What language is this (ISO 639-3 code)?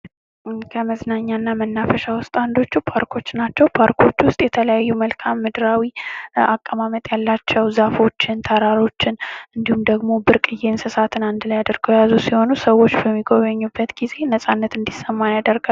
amh